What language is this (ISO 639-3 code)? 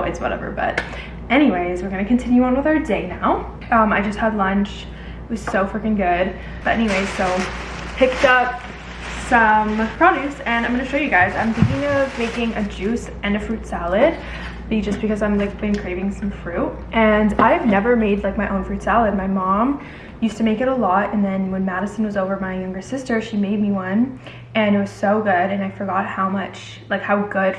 eng